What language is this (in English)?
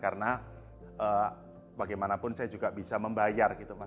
Indonesian